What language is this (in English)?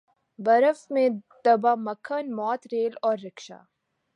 Urdu